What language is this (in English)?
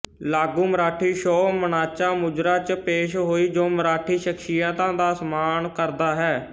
Punjabi